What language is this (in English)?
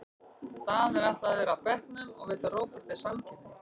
Icelandic